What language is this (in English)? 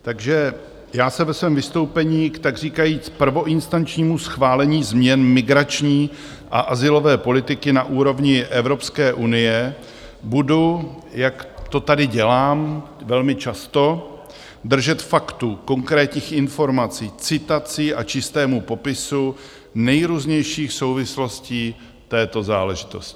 Czech